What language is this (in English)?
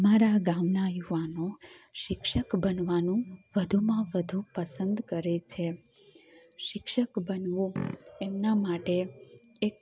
Gujarati